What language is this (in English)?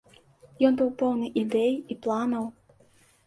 Belarusian